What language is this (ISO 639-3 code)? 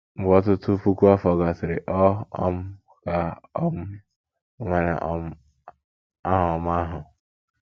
ibo